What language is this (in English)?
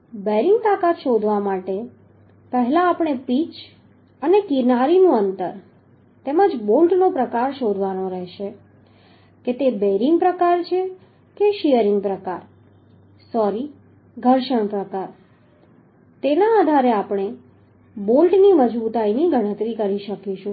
Gujarati